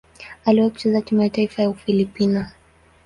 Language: Swahili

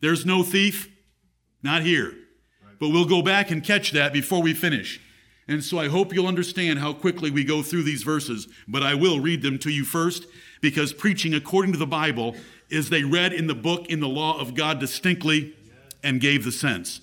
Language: English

